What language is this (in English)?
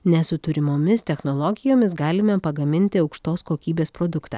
Lithuanian